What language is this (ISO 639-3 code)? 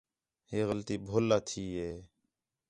xhe